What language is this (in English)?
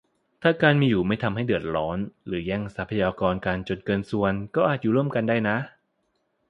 Thai